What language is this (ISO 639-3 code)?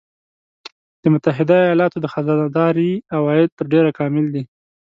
pus